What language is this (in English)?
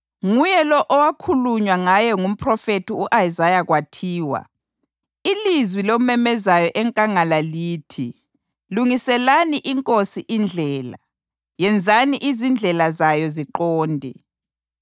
North Ndebele